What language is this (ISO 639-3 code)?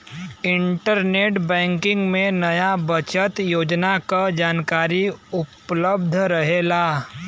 bho